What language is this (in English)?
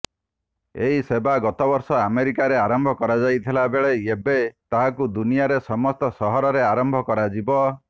Odia